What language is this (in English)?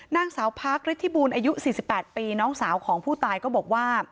Thai